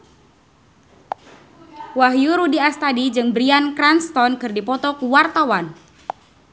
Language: Sundanese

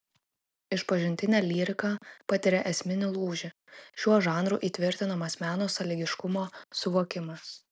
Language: Lithuanian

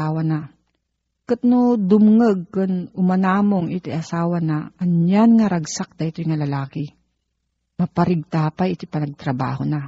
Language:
Filipino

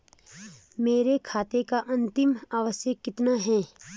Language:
Hindi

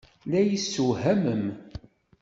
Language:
Kabyle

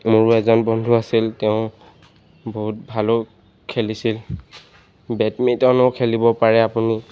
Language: Assamese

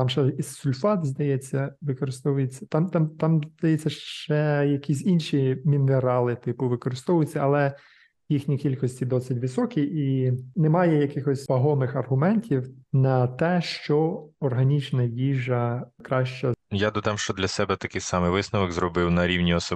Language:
Ukrainian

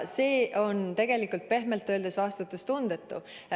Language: Estonian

